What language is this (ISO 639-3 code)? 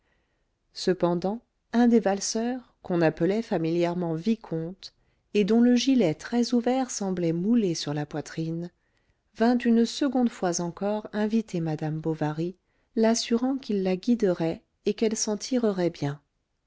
fra